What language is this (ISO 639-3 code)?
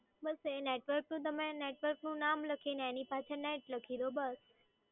guj